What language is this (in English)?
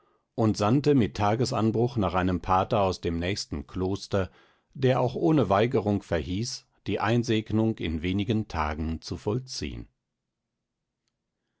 German